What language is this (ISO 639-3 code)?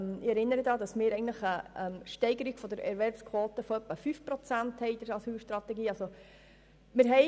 gsw